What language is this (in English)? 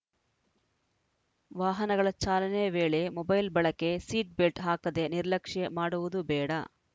Kannada